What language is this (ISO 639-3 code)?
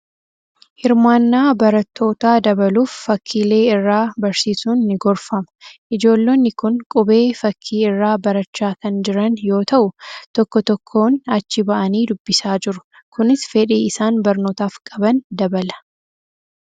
orm